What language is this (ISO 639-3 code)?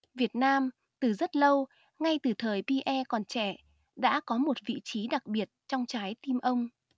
vie